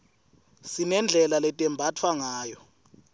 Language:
Swati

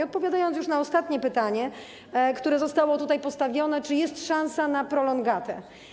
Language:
Polish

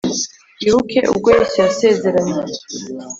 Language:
Kinyarwanda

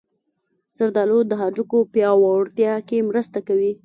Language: Pashto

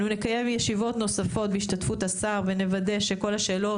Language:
Hebrew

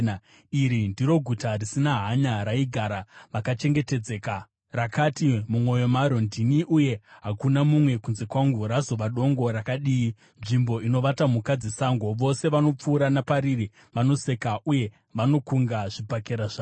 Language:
Shona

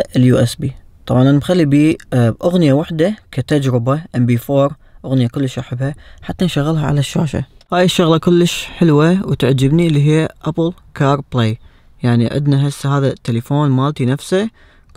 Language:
Arabic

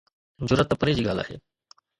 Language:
Sindhi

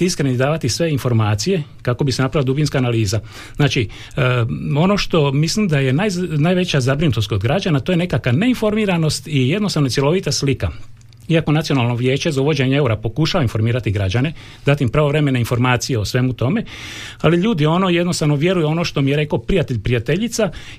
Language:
Croatian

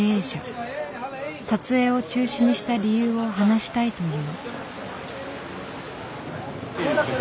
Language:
Japanese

